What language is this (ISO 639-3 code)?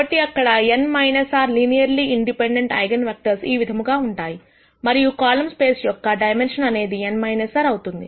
tel